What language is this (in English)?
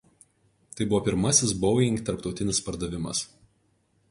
Lithuanian